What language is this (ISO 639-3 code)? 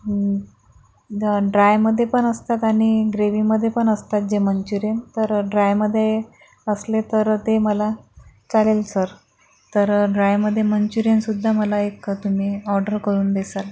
mar